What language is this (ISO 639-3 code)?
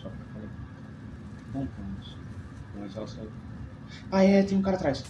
por